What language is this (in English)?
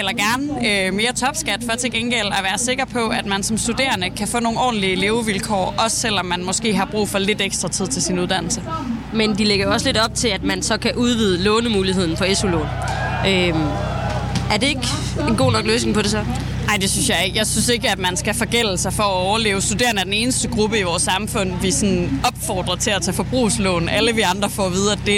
Danish